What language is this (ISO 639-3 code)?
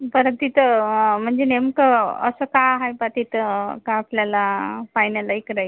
mar